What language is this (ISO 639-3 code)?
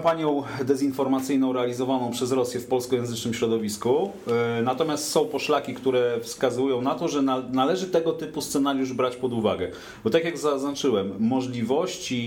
pol